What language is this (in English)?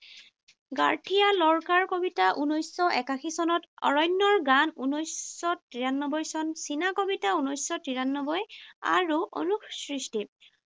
Assamese